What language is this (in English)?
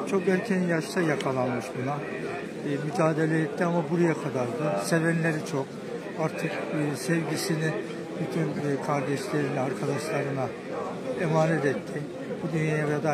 Turkish